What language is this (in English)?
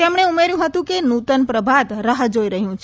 Gujarati